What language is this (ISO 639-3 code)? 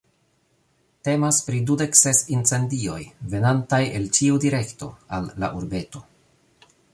epo